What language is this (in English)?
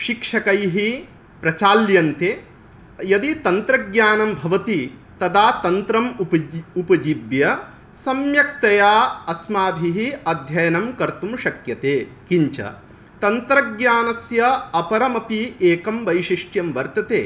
Sanskrit